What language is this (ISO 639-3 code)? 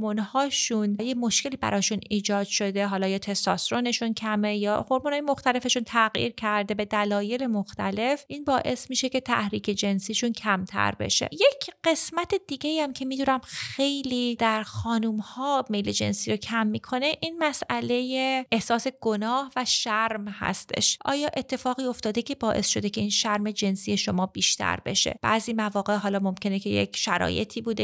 fas